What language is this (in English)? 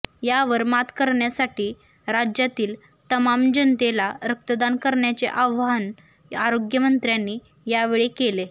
Marathi